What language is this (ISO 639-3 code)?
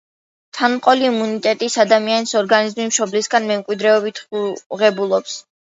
kat